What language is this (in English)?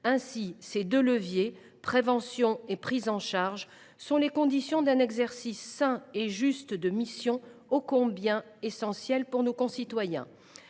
French